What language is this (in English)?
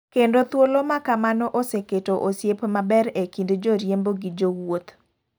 Luo (Kenya and Tanzania)